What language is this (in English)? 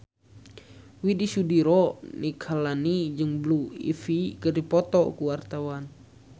Sundanese